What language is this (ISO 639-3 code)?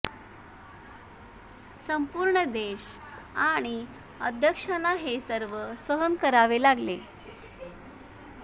mar